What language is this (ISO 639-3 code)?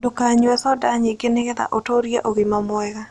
kik